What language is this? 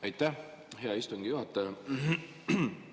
Estonian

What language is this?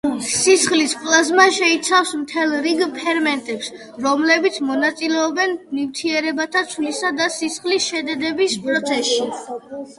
Georgian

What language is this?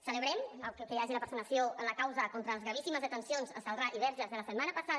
Catalan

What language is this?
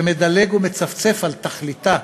Hebrew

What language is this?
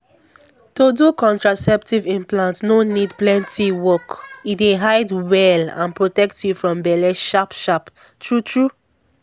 Nigerian Pidgin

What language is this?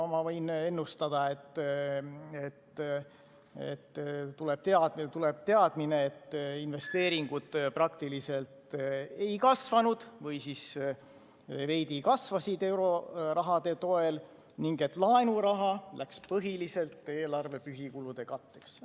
Estonian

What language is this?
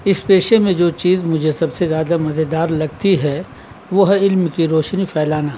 Urdu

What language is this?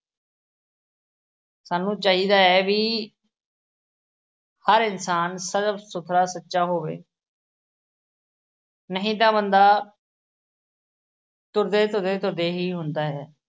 Punjabi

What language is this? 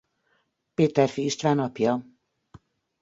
Hungarian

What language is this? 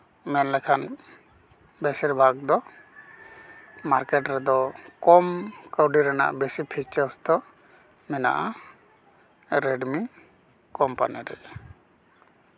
Santali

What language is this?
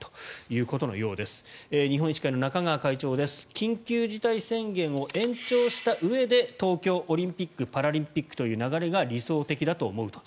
Japanese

